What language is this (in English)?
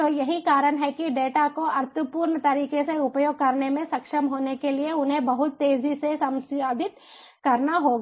Hindi